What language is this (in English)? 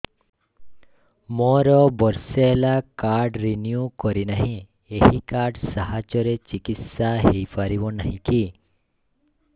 Odia